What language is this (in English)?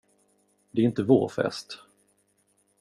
Swedish